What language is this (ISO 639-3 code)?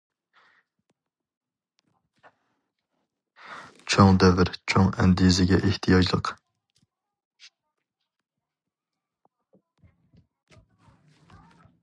uig